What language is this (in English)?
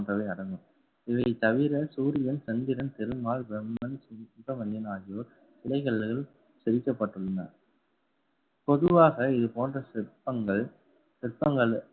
Tamil